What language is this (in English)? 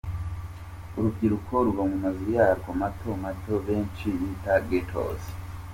Kinyarwanda